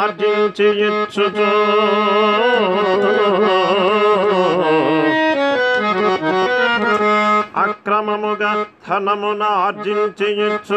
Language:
Telugu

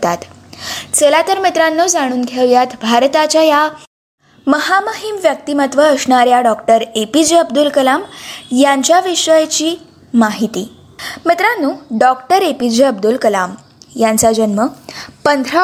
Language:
Marathi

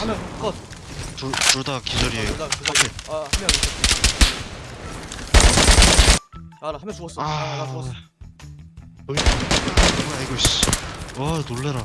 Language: Korean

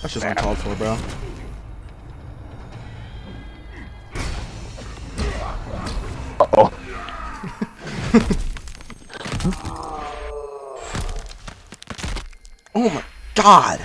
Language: English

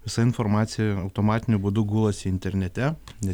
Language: Lithuanian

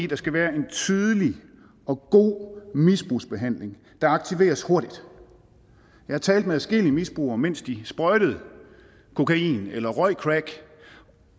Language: Danish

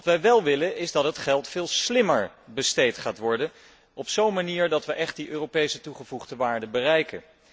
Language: Dutch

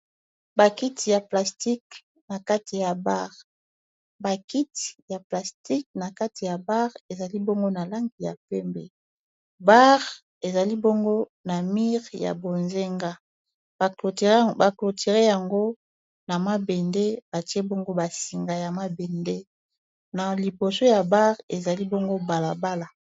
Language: Lingala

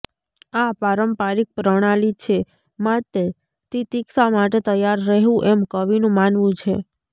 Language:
Gujarati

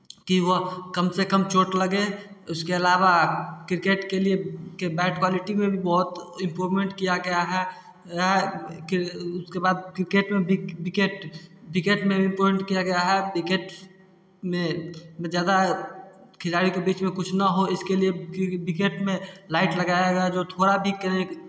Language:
Hindi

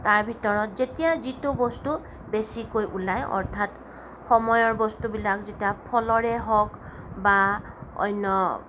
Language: Assamese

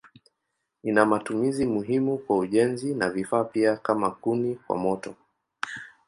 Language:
Swahili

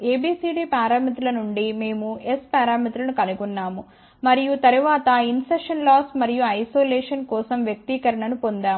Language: Telugu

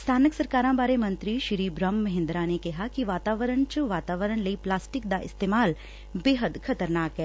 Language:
Punjabi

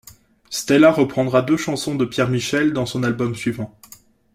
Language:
French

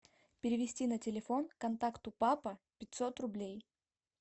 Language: Russian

